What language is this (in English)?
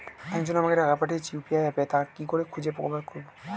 Bangla